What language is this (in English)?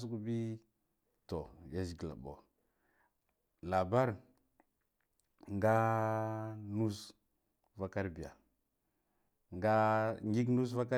Guduf-Gava